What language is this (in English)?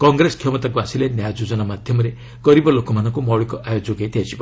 Odia